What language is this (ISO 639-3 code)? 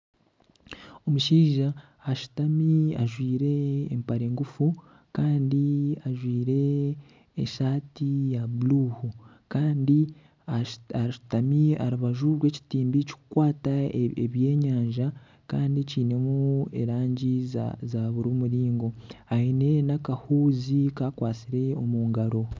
nyn